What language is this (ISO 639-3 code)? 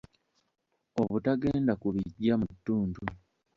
lug